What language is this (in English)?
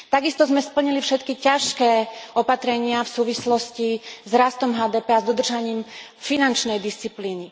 Slovak